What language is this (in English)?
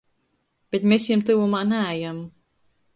Latgalian